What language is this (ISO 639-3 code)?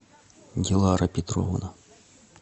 rus